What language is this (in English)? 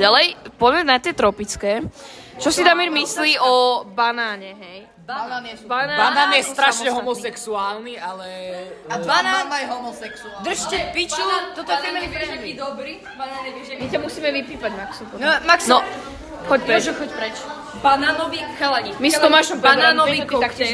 Slovak